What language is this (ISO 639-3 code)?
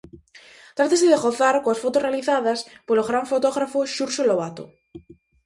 glg